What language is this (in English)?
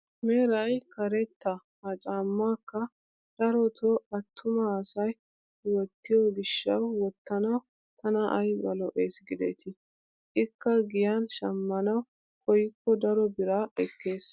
Wolaytta